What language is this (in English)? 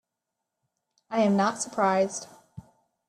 English